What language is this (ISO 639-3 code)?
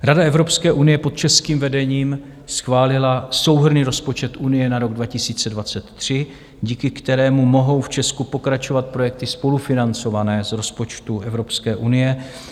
ces